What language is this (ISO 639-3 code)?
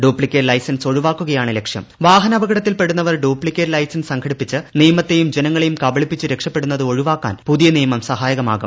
mal